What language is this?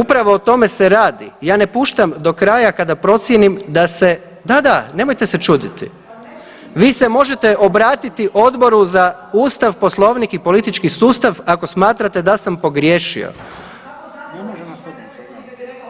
Croatian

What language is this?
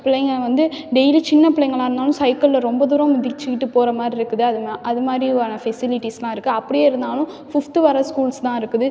Tamil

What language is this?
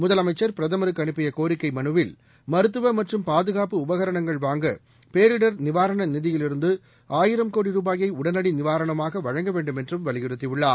Tamil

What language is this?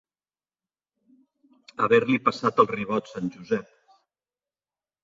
Catalan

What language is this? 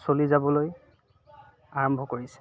Assamese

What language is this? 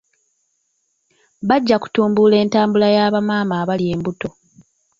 Ganda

